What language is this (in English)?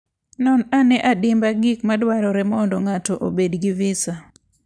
Luo (Kenya and Tanzania)